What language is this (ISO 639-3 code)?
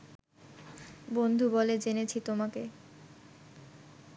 ben